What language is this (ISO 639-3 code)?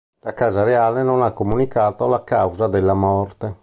ita